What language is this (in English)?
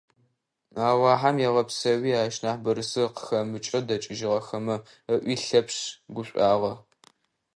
Adyghe